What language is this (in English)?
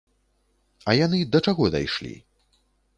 Belarusian